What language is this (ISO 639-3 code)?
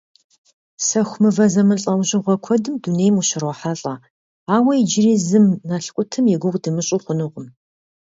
kbd